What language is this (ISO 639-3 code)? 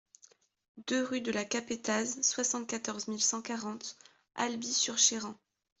fra